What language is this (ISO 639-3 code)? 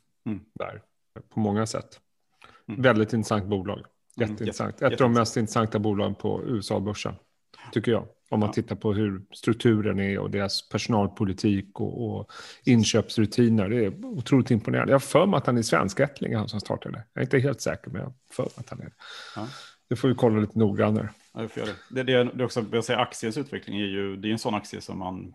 swe